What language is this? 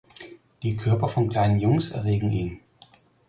German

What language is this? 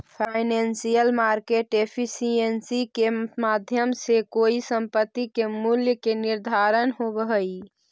Magahi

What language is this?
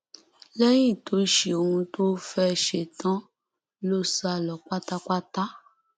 Yoruba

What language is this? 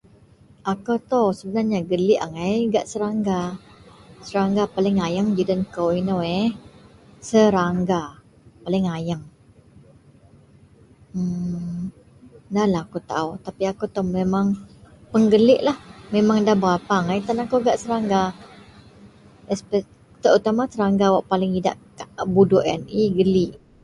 Central Melanau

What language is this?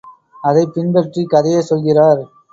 Tamil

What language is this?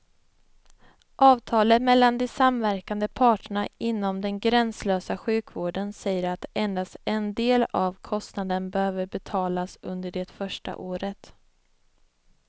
Swedish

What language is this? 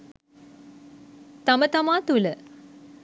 Sinhala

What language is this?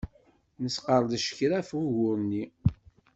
Kabyle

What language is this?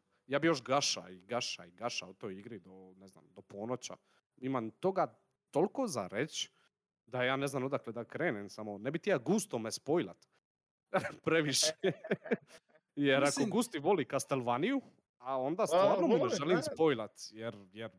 Croatian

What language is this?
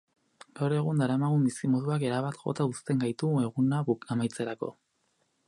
Basque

